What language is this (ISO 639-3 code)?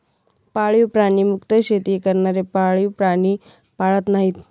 mar